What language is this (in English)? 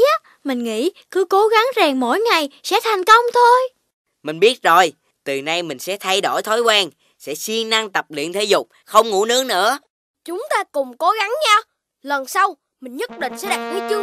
Vietnamese